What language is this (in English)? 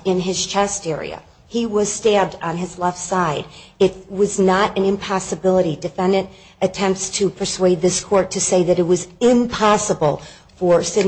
English